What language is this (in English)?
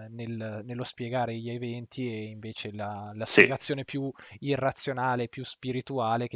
Italian